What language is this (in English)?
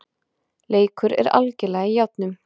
Icelandic